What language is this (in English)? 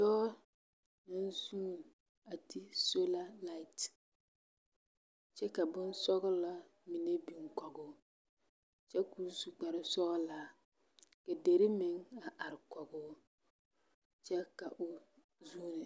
Southern Dagaare